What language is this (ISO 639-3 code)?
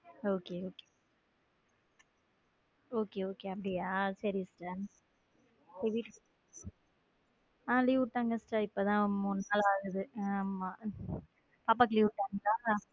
tam